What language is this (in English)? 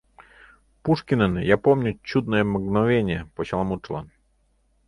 Mari